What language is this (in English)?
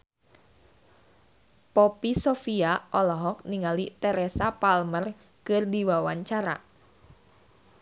Sundanese